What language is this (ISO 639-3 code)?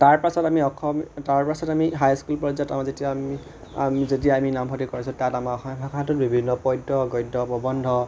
asm